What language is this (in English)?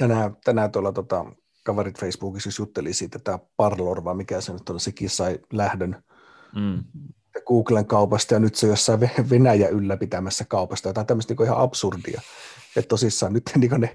Finnish